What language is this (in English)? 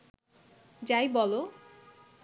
Bangla